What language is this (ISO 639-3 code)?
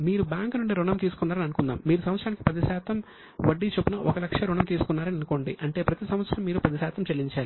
tel